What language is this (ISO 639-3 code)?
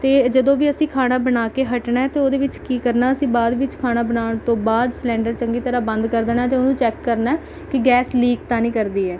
pan